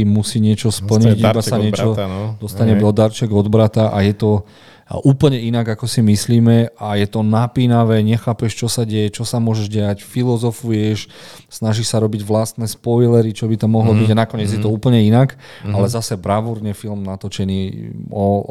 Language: Slovak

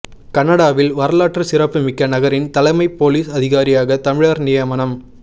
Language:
Tamil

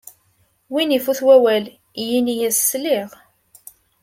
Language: Kabyle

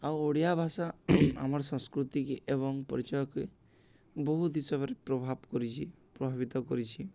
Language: Odia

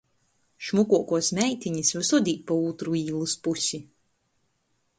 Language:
Latgalian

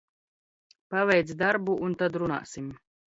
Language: Latvian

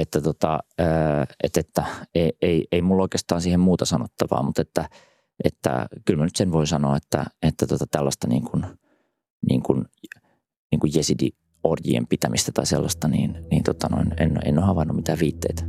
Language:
Finnish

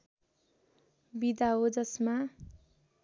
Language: Nepali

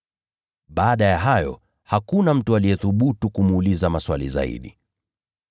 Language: Swahili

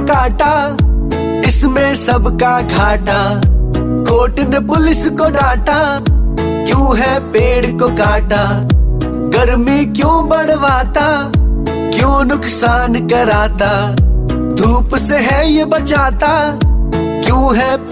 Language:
Hindi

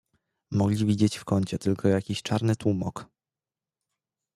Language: Polish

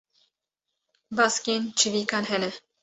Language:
Kurdish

